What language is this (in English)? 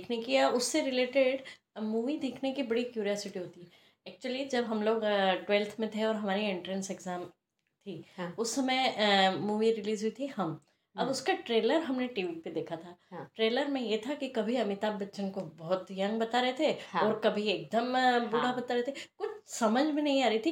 Hindi